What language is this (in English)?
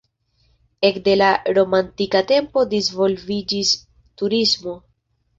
Esperanto